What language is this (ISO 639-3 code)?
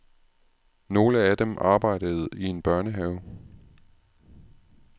dan